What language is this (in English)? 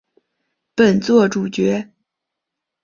Chinese